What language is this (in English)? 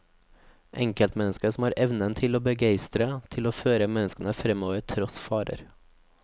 Norwegian